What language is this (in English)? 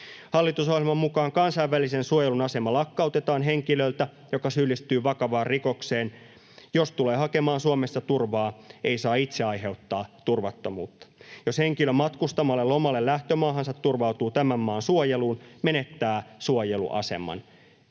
Finnish